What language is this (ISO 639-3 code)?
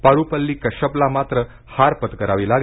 mar